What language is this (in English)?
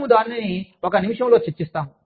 Telugu